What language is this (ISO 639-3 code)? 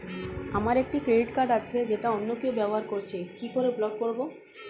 ben